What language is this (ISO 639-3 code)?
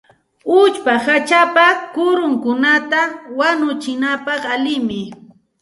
qxt